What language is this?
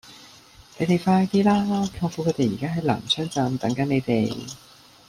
Cantonese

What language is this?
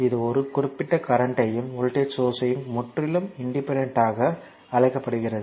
Tamil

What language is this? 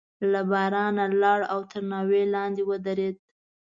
Pashto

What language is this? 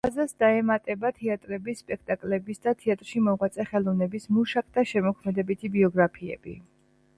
Georgian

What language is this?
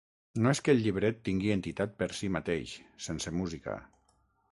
Catalan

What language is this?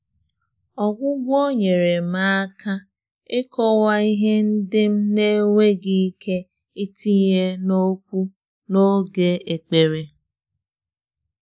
Igbo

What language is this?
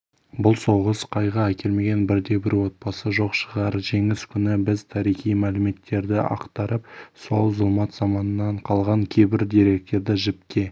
Kazakh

